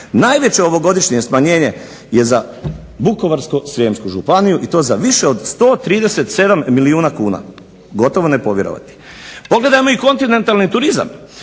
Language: Croatian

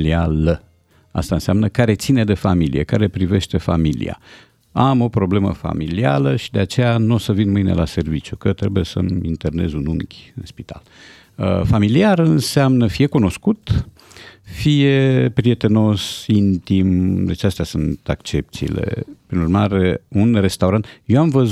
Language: Romanian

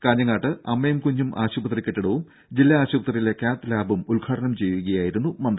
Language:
Malayalam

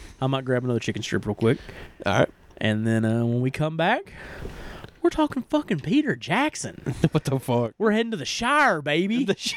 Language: English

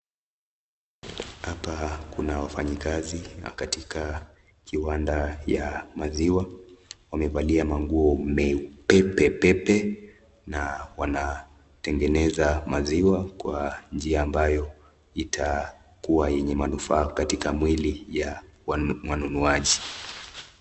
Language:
Swahili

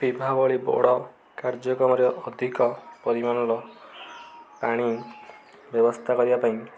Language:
Odia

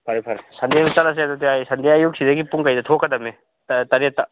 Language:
Manipuri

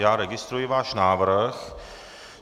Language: Czech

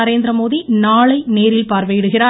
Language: Tamil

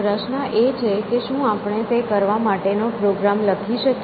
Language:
Gujarati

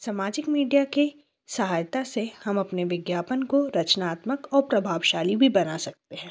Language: Hindi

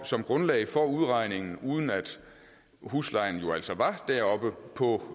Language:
Danish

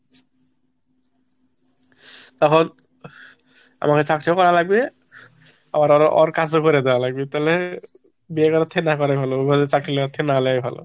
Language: Bangla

